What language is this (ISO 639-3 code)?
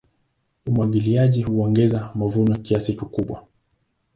swa